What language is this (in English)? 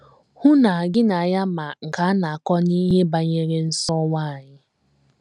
Igbo